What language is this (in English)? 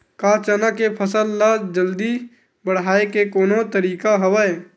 Chhattisgarhi